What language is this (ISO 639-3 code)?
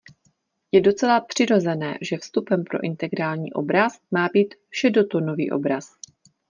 ces